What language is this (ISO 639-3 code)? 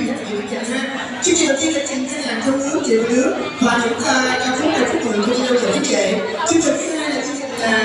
vie